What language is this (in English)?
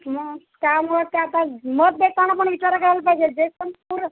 Marathi